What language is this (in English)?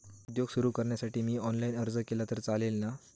Marathi